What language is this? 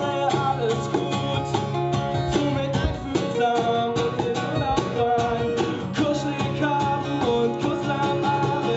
German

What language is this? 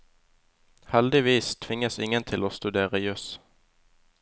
Norwegian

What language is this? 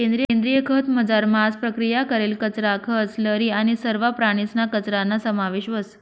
Marathi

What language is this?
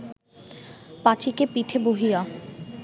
Bangla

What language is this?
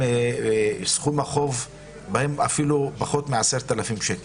Hebrew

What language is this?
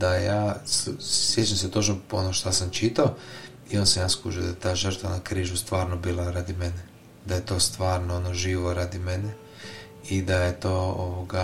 Croatian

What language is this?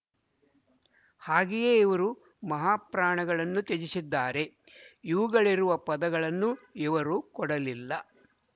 Kannada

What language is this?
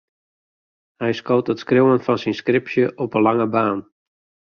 Western Frisian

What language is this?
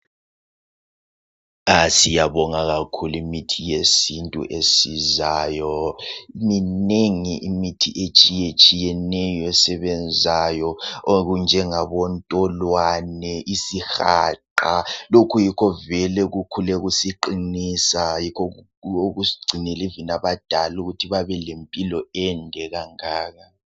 North Ndebele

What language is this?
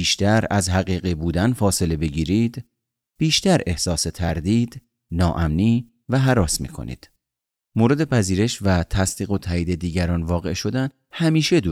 Persian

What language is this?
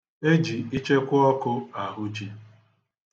Igbo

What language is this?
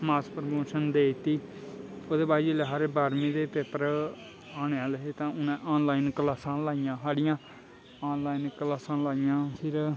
Dogri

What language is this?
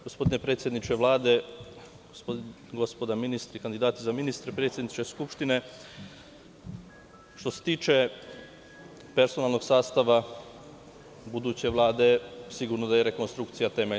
Serbian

